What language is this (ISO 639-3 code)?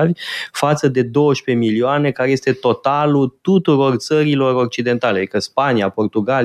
ron